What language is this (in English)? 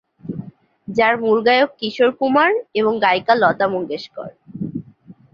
Bangla